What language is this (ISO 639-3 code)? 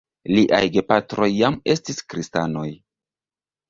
epo